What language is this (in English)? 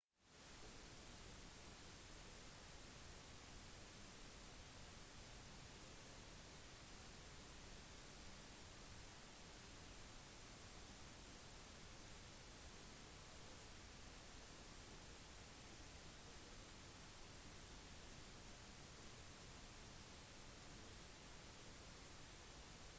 Norwegian Bokmål